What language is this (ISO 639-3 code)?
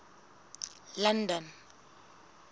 sot